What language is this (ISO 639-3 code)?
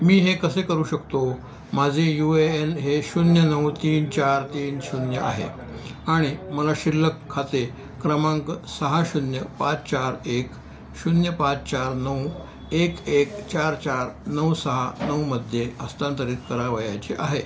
mar